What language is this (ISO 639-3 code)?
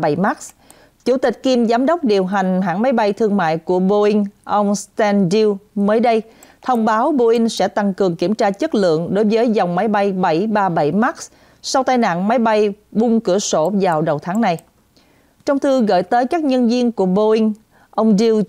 vie